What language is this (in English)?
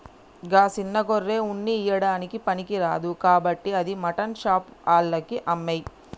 Telugu